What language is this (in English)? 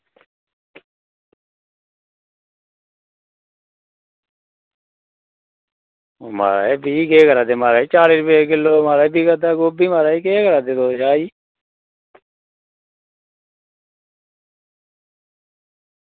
Dogri